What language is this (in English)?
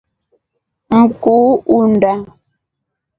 Rombo